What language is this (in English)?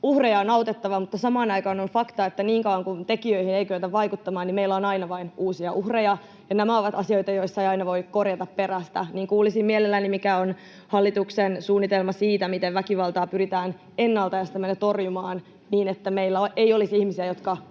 Finnish